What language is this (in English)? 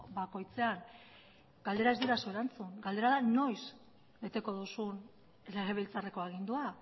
Basque